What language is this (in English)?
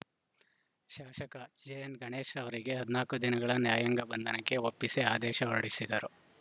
Kannada